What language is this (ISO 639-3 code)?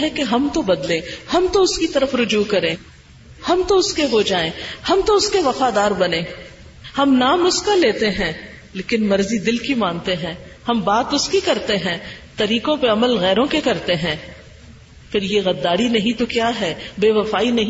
urd